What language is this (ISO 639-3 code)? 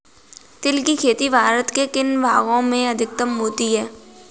hin